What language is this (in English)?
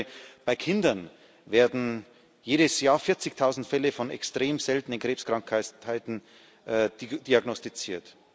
German